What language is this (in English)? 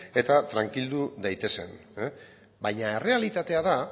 Basque